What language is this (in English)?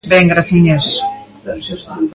Galician